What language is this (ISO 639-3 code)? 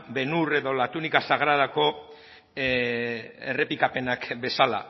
eus